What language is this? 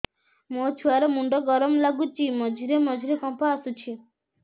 Odia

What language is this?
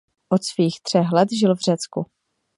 Czech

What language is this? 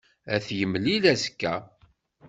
Kabyle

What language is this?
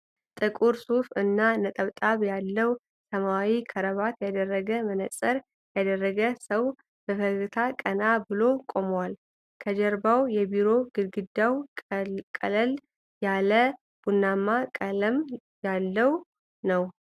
Amharic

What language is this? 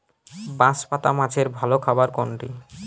Bangla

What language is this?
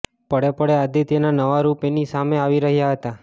Gujarati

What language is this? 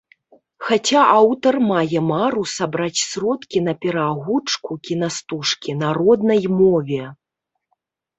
Belarusian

